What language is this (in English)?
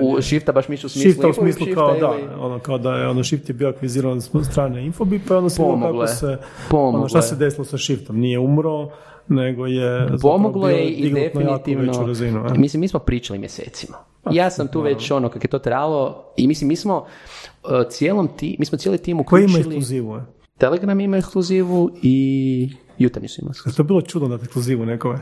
Croatian